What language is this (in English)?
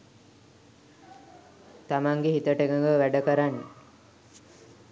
Sinhala